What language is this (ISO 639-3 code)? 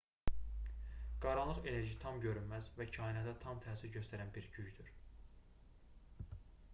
aze